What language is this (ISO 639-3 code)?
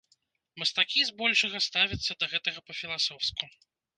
bel